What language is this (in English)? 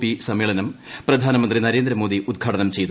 Malayalam